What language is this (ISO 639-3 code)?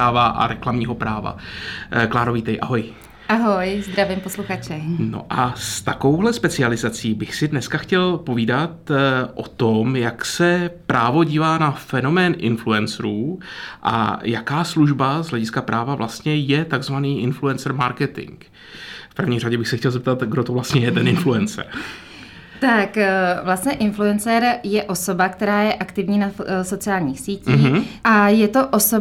ces